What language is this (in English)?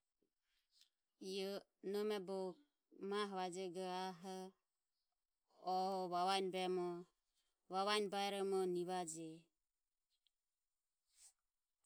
Ömie